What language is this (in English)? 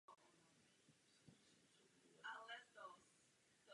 Czech